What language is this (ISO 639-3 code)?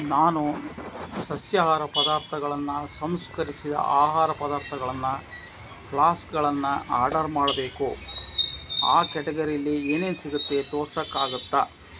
kan